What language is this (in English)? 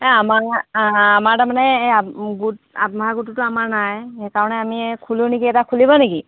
Assamese